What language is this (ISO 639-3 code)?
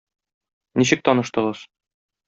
tat